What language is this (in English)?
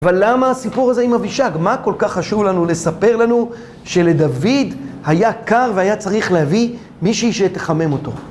Hebrew